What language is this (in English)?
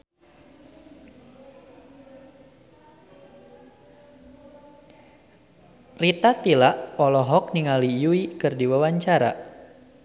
Sundanese